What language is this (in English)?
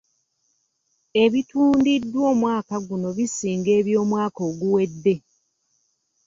Ganda